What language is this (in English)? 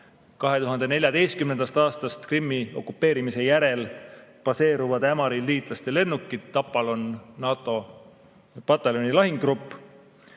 Estonian